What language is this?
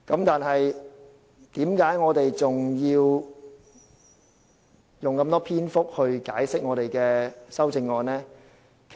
Cantonese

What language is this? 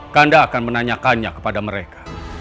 Indonesian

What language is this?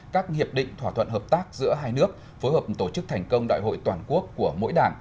Vietnamese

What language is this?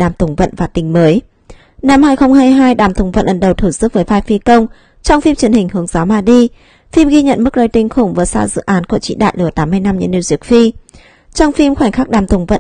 Vietnamese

